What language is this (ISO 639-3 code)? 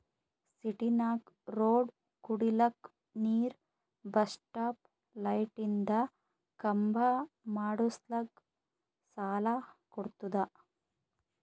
kan